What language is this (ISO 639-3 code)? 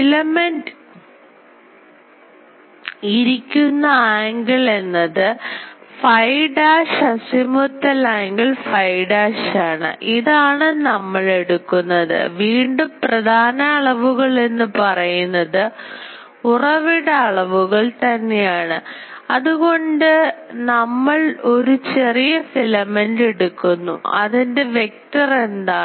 mal